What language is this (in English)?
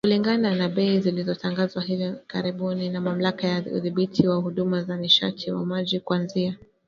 Swahili